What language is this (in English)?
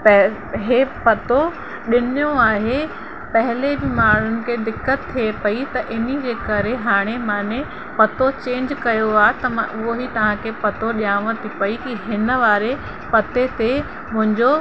Sindhi